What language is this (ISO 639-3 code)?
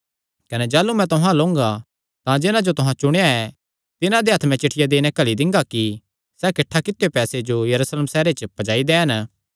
xnr